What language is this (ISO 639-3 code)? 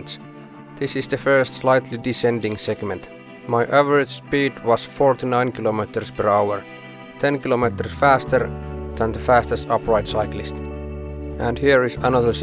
fin